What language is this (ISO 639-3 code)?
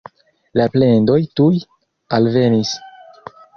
epo